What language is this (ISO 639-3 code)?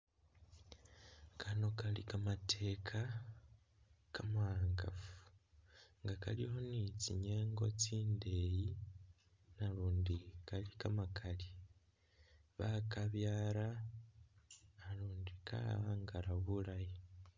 myx